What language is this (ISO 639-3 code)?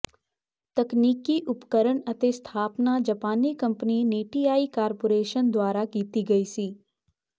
pan